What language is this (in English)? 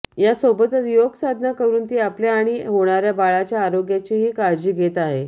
Marathi